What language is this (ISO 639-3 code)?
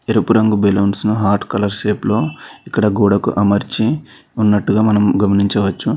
tel